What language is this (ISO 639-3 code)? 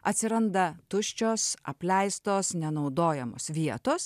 lit